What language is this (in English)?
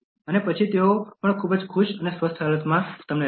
Gujarati